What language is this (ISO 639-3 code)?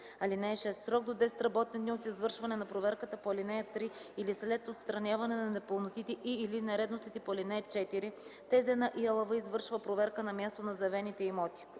bul